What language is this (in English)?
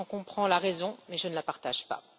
French